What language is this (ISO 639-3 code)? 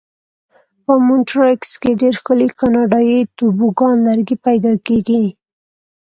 pus